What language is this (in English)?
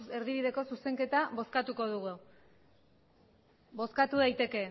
Basque